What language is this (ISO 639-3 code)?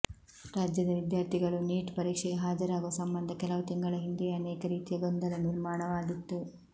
kan